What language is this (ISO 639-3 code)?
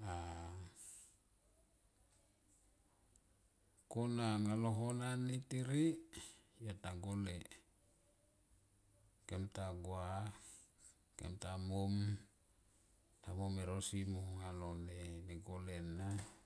tqp